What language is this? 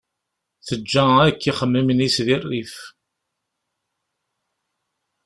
Kabyle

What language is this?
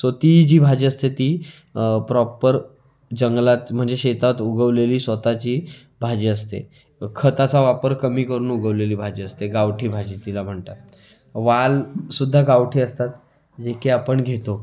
Marathi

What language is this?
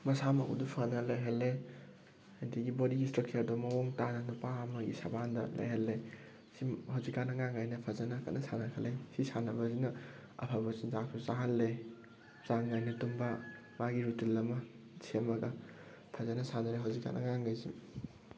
Manipuri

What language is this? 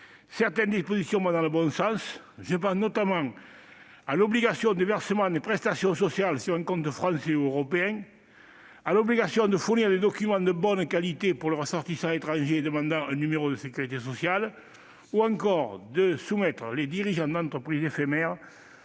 French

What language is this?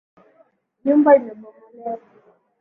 Swahili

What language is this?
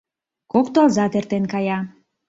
Mari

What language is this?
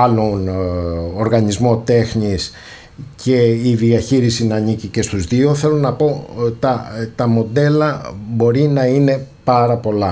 Greek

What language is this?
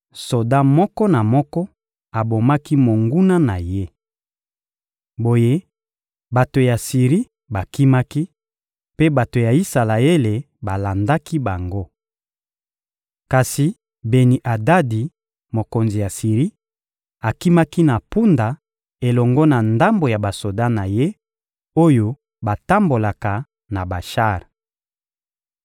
Lingala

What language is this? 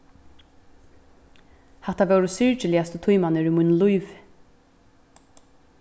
Faroese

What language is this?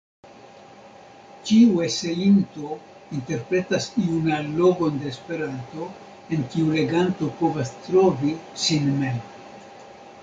Esperanto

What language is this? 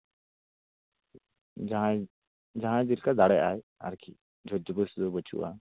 Santali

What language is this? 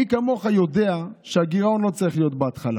Hebrew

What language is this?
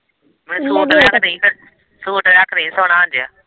Punjabi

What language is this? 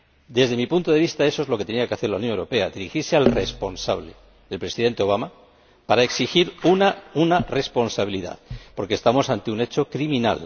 Spanish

